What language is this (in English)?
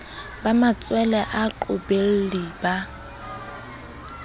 Southern Sotho